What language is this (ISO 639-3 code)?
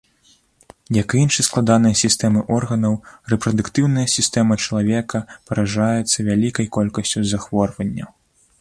bel